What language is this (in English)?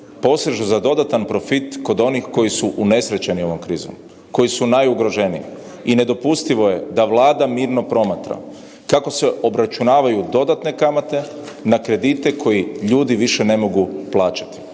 Croatian